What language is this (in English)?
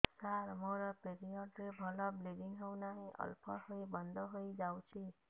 Odia